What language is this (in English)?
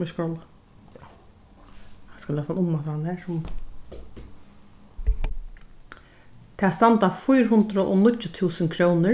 Faroese